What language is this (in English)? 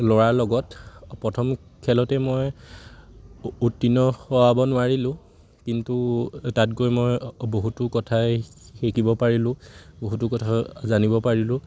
Assamese